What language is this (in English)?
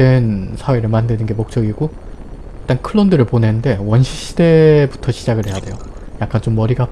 Korean